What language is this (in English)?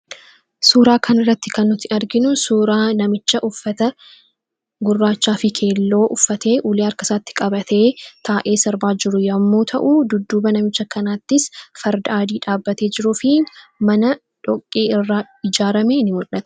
Oromo